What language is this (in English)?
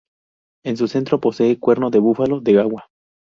Spanish